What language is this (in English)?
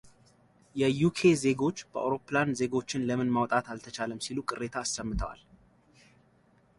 Amharic